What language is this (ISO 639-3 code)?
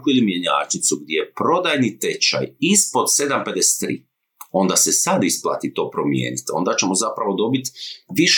hrv